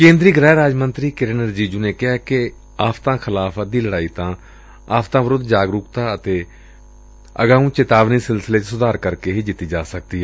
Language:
Punjabi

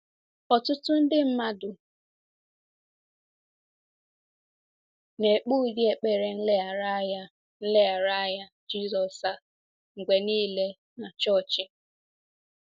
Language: Igbo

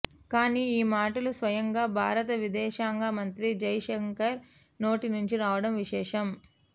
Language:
Telugu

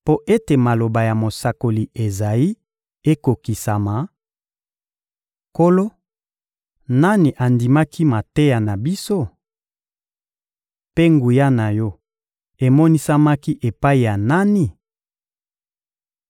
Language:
Lingala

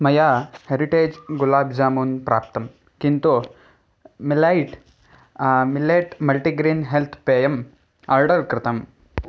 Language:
Sanskrit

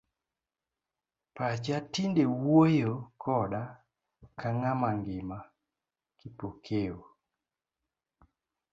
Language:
Luo (Kenya and Tanzania)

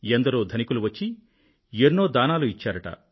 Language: Telugu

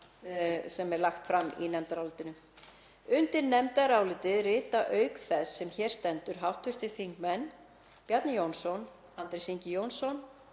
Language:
Icelandic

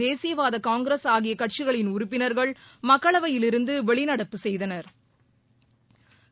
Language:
Tamil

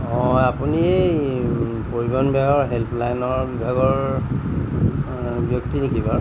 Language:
Assamese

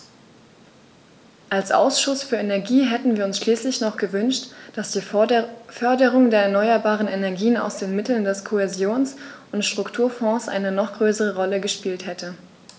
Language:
German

